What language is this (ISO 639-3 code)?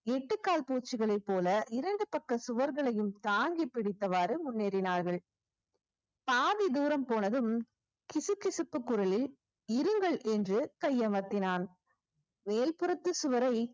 tam